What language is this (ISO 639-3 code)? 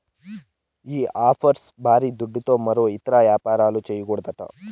tel